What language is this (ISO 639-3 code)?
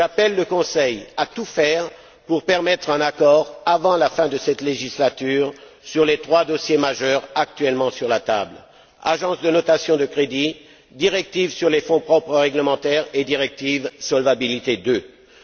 fra